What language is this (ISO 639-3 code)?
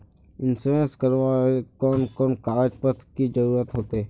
mag